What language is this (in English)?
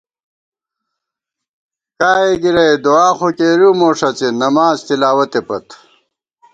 Gawar-Bati